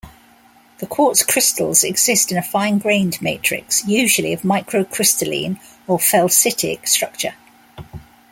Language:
English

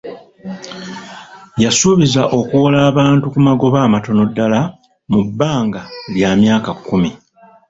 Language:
Ganda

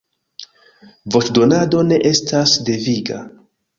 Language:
Esperanto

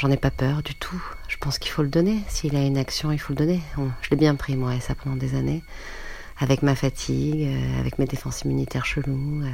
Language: French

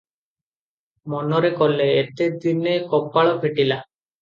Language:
Odia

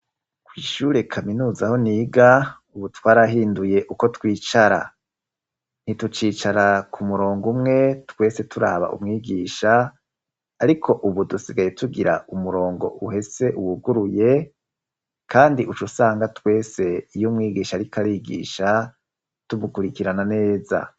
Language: Rundi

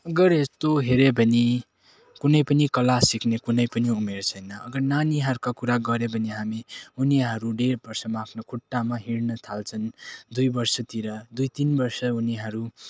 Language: Nepali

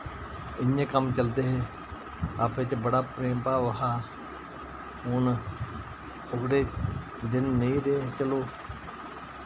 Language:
Dogri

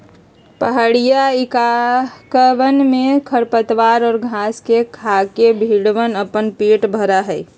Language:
Magahi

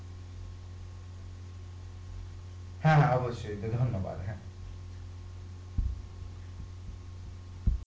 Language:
Bangla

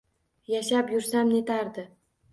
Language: Uzbek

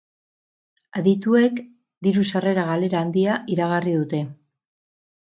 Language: Basque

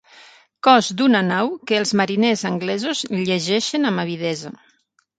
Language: Catalan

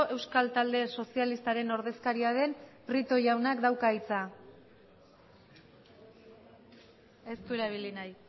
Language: Basque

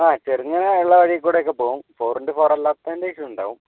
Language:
Malayalam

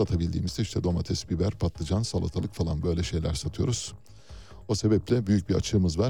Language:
Turkish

